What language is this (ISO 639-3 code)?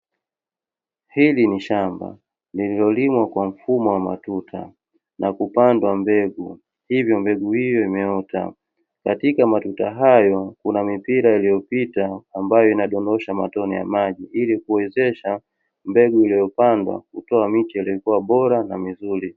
swa